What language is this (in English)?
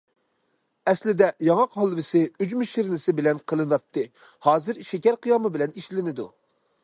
Uyghur